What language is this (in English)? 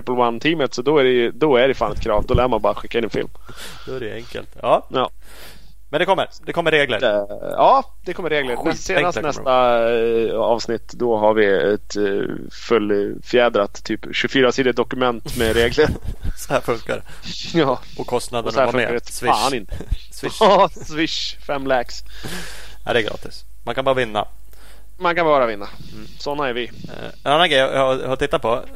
Swedish